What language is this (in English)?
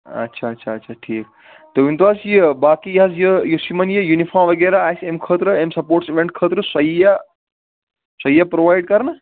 Kashmiri